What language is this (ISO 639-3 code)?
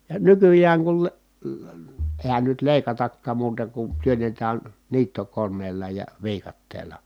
fin